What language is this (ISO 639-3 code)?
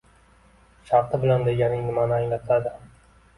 uzb